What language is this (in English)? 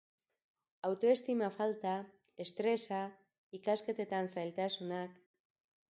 Basque